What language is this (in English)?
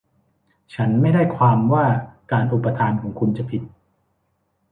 Thai